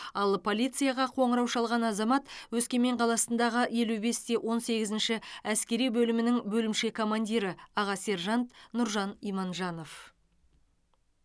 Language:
Kazakh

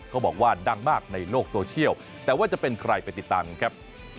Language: Thai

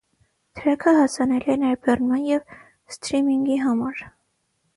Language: Armenian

